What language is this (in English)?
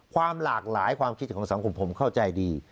Thai